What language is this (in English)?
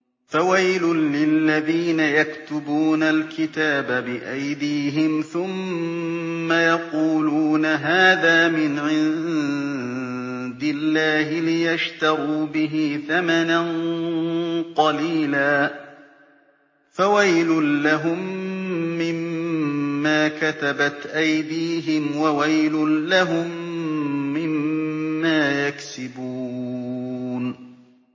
Arabic